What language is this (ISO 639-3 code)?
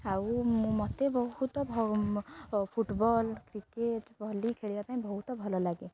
ori